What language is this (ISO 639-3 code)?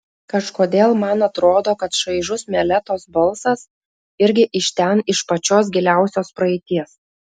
lit